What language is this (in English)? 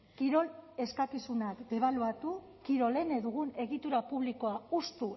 Basque